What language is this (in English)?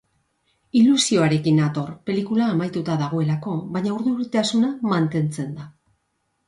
Basque